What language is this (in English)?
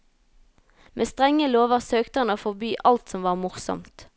Norwegian